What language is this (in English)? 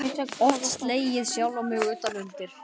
Icelandic